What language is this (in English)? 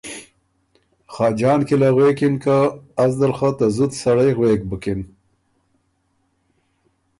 Ormuri